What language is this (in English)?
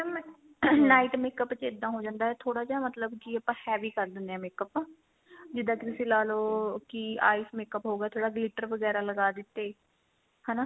Punjabi